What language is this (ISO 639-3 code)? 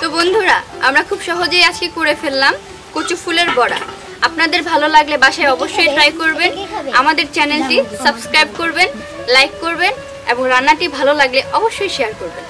ind